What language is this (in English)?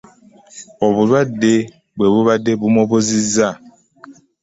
Ganda